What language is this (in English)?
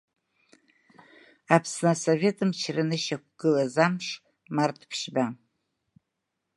Abkhazian